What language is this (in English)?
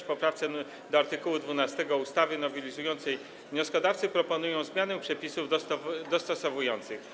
Polish